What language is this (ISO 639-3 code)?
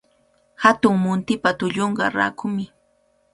qvl